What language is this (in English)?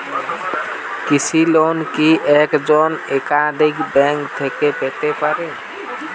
Bangla